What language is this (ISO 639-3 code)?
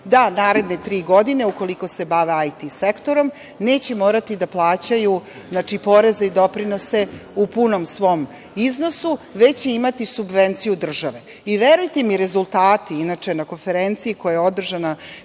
srp